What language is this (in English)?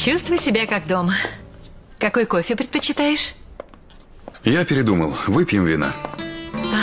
Russian